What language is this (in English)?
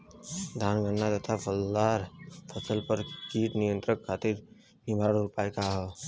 Bhojpuri